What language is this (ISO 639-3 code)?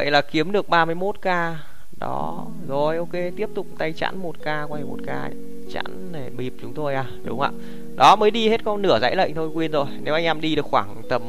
vie